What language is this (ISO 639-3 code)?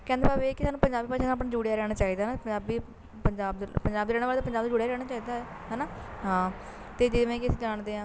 pan